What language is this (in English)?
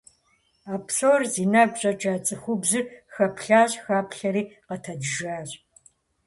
Kabardian